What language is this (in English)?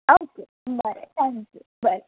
Konkani